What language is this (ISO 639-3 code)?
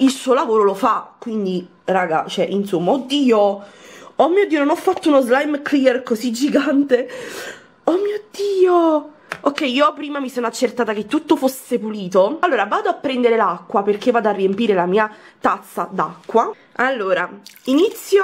ita